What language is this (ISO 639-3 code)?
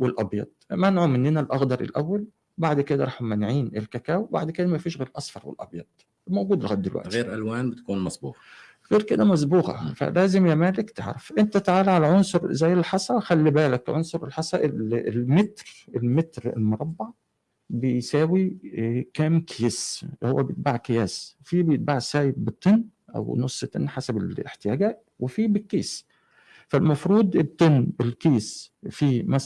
ara